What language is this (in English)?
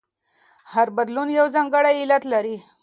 Pashto